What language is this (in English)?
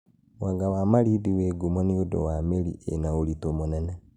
Kikuyu